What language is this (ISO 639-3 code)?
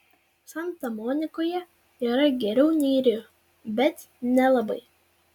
lit